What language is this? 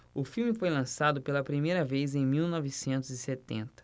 Portuguese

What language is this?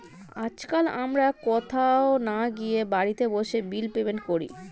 Bangla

